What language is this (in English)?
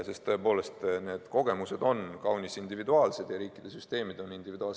Estonian